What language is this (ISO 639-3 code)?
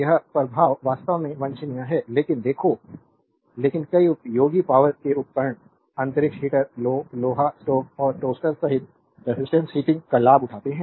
hin